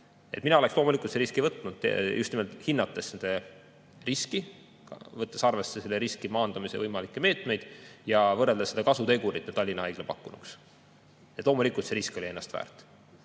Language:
Estonian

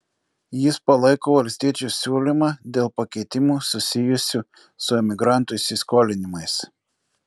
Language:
Lithuanian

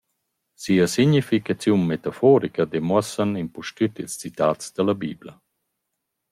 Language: Romansh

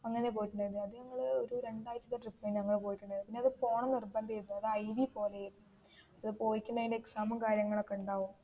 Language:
Malayalam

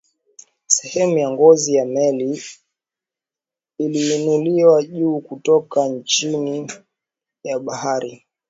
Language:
Swahili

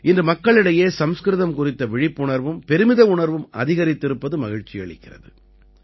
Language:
Tamil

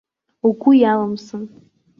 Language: Abkhazian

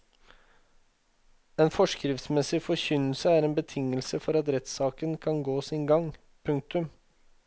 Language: Norwegian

